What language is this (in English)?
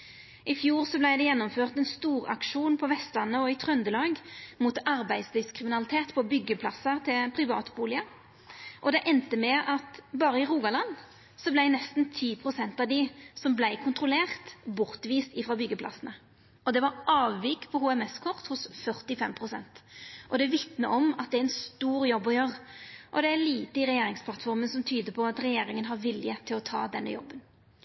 Norwegian Nynorsk